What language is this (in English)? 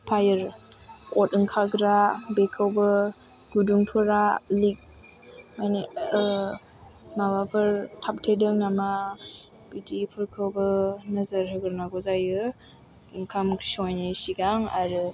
Bodo